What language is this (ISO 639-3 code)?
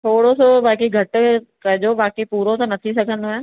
snd